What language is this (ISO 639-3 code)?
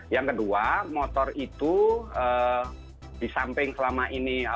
ind